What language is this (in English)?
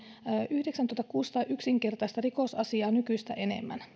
Finnish